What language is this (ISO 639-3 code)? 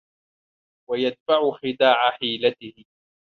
ara